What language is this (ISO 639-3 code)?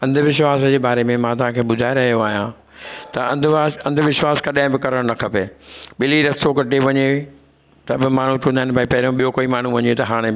snd